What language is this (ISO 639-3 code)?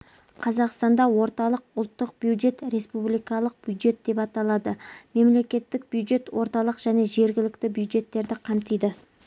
kaz